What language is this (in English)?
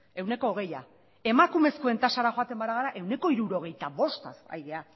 Basque